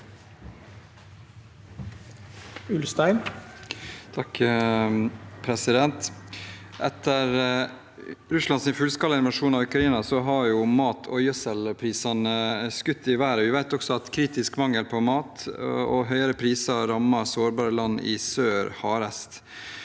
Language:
Norwegian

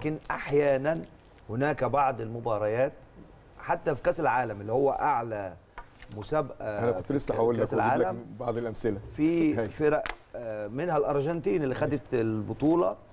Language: Arabic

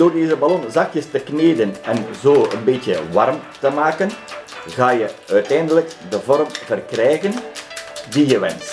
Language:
Dutch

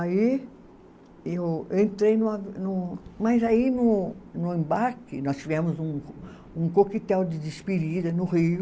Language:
Portuguese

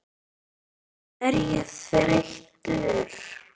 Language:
Icelandic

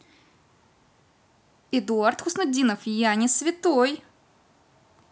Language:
Russian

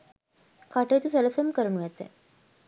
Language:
Sinhala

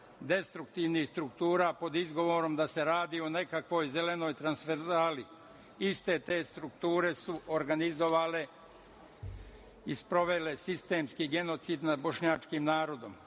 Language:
Serbian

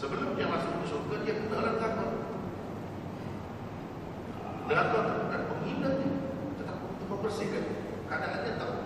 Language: Malay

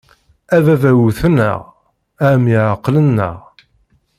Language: Kabyle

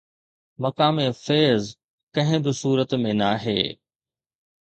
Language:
Sindhi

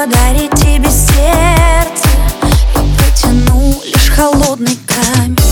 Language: Ukrainian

